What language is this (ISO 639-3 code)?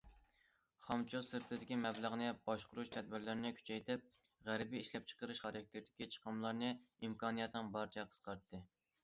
uig